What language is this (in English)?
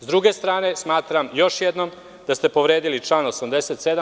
Serbian